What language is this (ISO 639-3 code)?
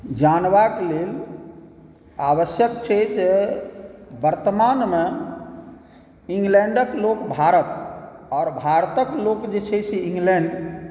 mai